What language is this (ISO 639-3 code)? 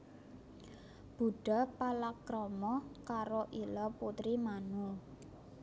jav